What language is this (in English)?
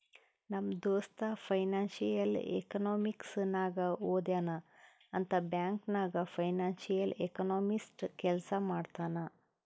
Kannada